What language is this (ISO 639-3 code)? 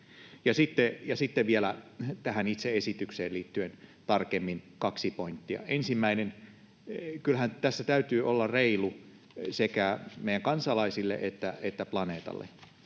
fin